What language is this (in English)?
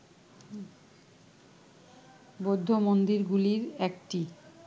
Bangla